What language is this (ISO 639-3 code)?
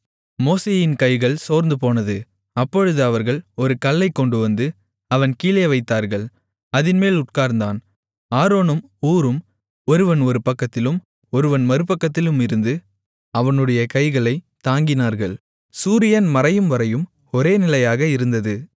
tam